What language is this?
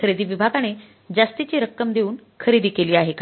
Marathi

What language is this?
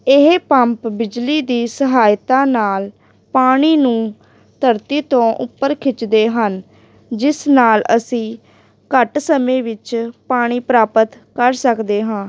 Punjabi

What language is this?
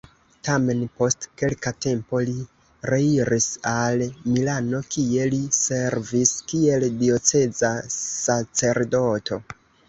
Esperanto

